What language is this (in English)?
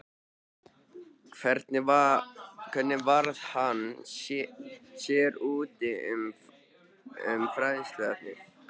Icelandic